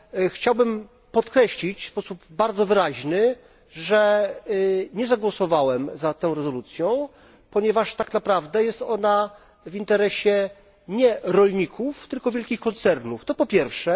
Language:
Polish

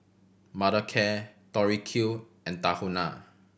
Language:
English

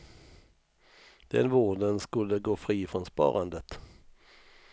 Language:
Swedish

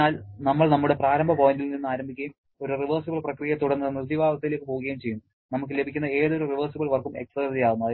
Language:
Malayalam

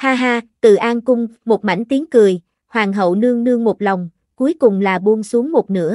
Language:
Vietnamese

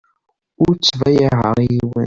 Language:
Kabyle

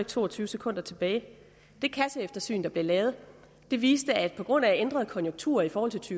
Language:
Danish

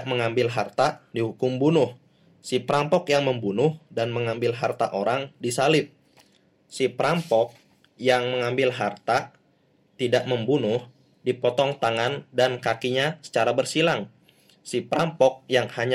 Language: Indonesian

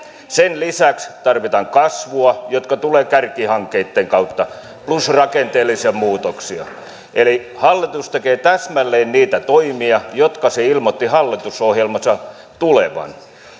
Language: Finnish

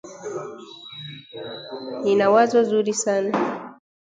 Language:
Swahili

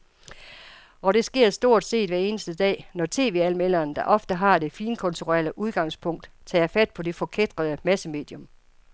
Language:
Danish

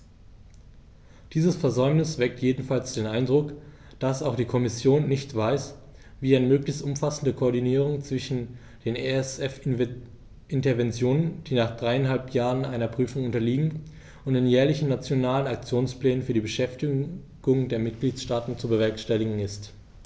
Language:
German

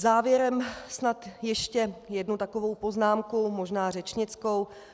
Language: Czech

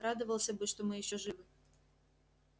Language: Russian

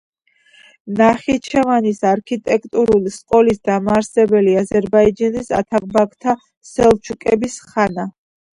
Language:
Georgian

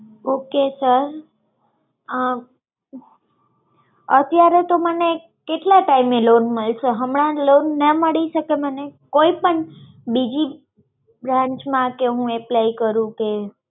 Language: Gujarati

